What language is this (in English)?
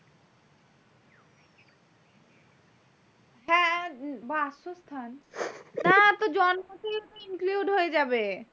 Bangla